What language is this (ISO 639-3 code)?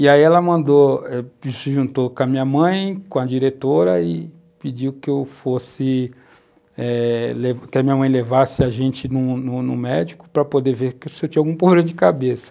por